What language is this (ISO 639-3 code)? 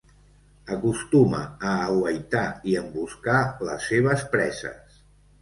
cat